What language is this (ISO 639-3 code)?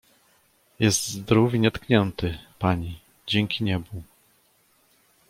pol